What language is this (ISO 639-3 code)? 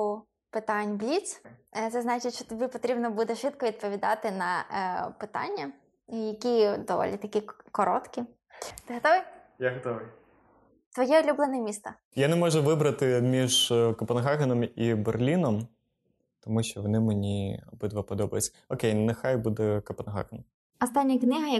ukr